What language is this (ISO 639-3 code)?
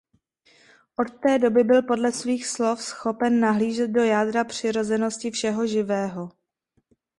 ces